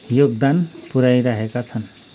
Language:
Nepali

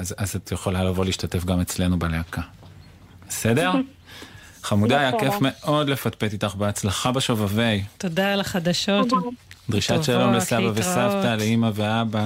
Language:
Hebrew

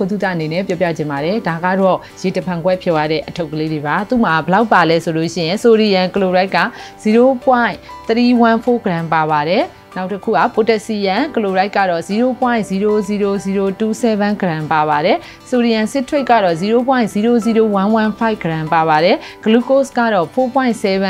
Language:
Hindi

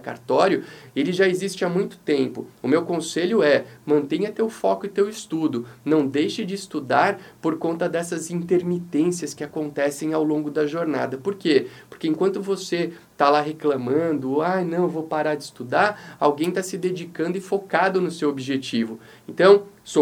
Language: Portuguese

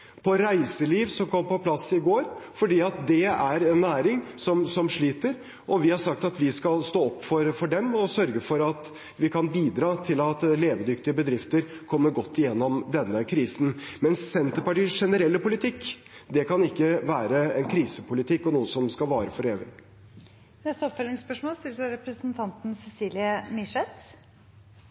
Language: Norwegian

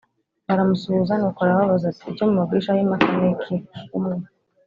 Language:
Kinyarwanda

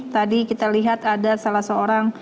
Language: Indonesian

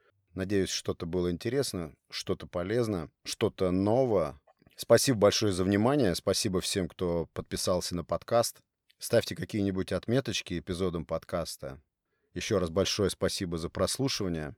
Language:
Russian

